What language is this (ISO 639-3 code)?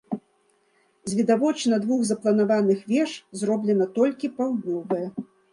bel